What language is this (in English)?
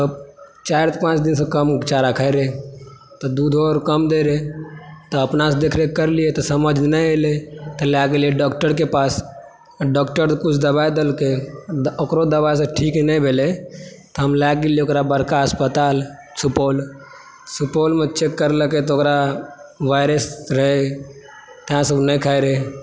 Maithili